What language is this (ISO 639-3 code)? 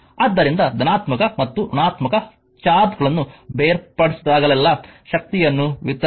kan